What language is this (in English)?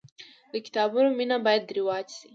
Pashto